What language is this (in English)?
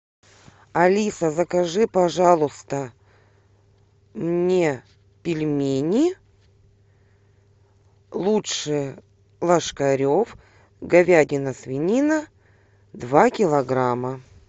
Russian